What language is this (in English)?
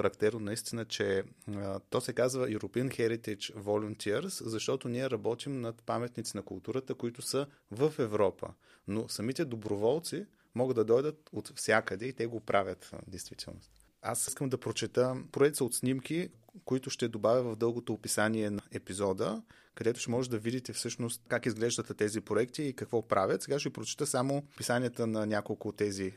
Bulgarian